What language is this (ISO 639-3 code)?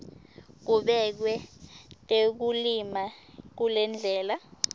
ssw